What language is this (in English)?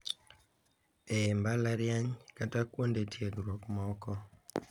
Luo (Kenya and Tanzania)